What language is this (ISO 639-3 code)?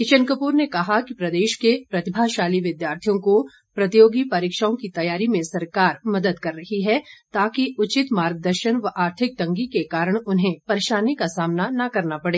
hin